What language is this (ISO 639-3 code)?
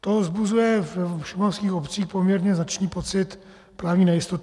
ces